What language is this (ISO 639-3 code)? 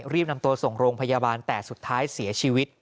tha